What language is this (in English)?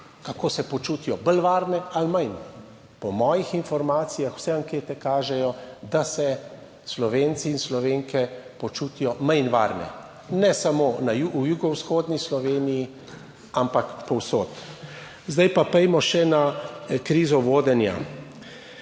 Slovenian